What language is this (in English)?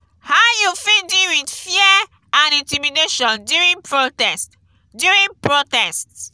Nigerian Pidgin